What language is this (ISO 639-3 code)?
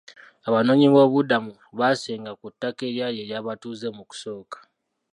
lug